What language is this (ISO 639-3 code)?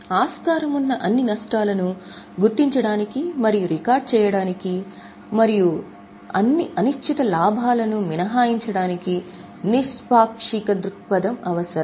tel